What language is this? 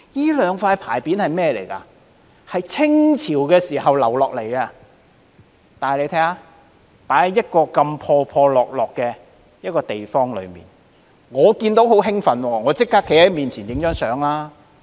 Cantonese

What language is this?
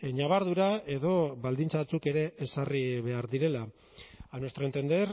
Basque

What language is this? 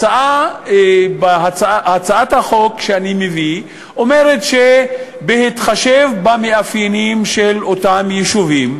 Hebrew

